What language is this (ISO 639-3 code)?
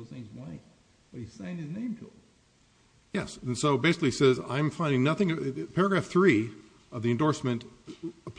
eng